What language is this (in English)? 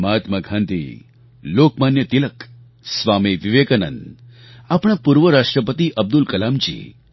Gujarati